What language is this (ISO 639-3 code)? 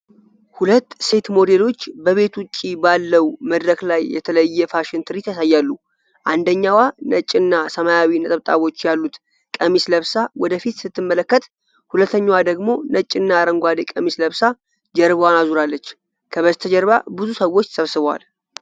amh